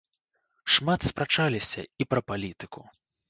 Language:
Belarusian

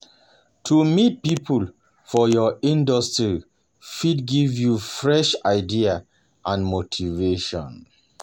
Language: Nigerian Pidgin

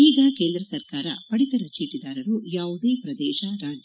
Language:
Kannada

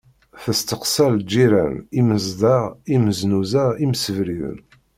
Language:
Kabyle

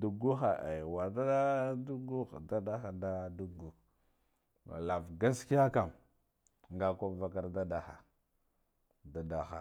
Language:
Guduf-Gava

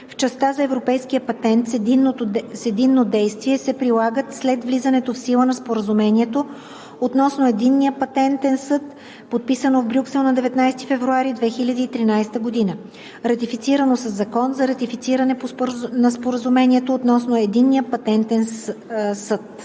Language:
Bulgarian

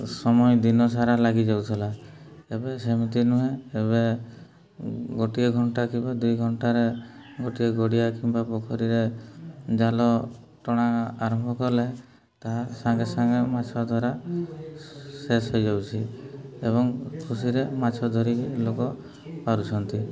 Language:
Odia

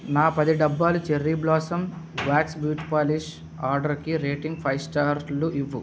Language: Telugu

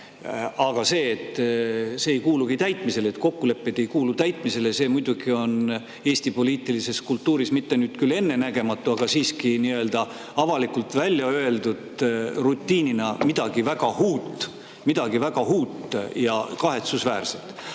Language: Estonian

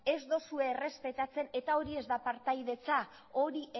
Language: Basque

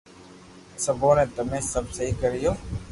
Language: Loarki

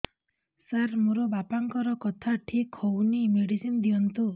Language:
Odia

